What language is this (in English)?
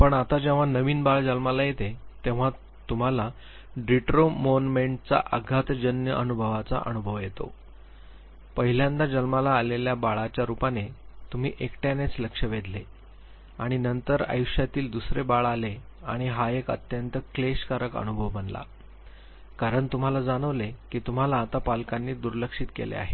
Marathi